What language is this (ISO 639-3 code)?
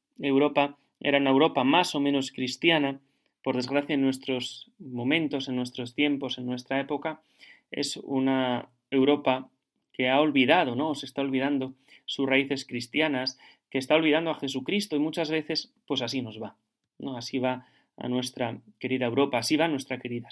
spa